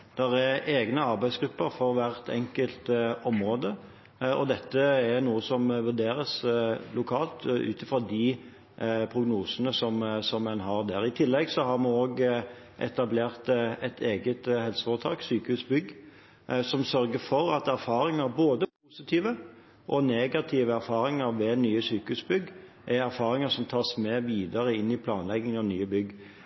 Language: Norwegian Bokmål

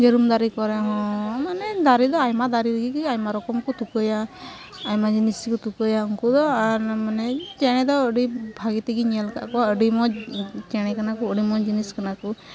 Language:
Santali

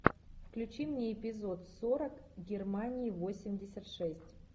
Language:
Russian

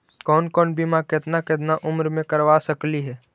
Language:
Magahi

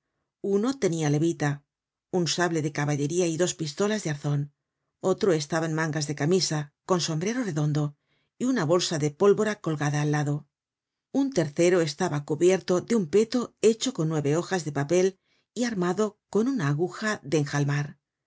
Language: Spanish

